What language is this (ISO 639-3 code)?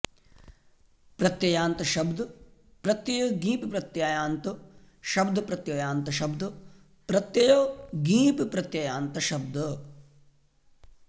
san